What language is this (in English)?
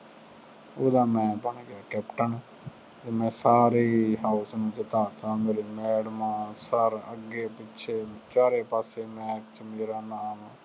Punjabi